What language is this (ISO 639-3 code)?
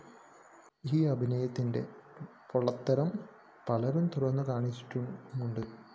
mal